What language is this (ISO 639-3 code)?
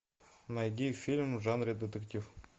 rus